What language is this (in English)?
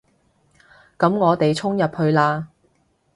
Cantonese